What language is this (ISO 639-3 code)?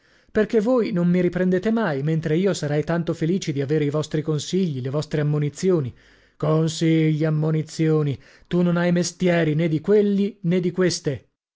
ita